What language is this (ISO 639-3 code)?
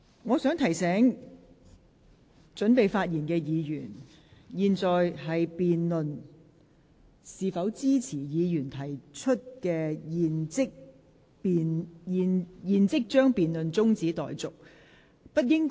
yue